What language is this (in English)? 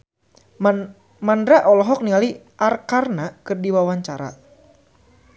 Sundanese